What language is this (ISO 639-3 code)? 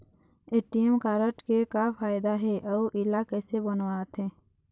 hne